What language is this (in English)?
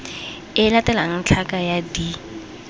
Tswana